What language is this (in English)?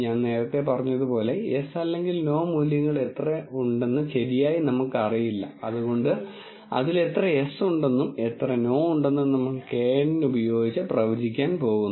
Malayalam